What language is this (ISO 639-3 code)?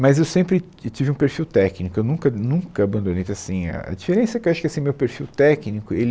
por